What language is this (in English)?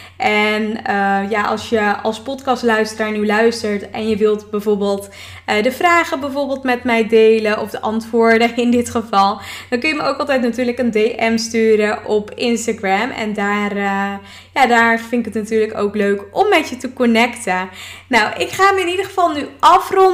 Dutch